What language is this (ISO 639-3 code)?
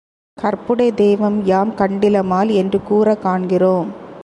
tam